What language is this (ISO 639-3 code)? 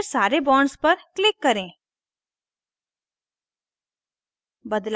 hin